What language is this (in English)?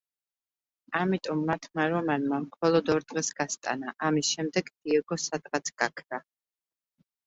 Georgian